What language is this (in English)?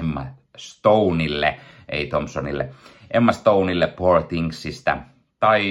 Finnish